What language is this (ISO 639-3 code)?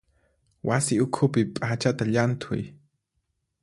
qxp